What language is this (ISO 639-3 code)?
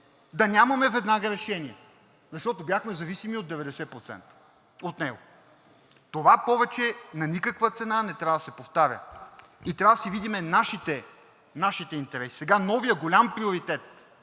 bul